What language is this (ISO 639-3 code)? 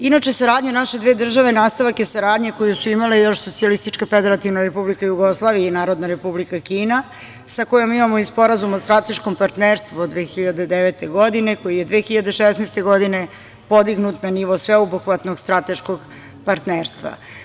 srp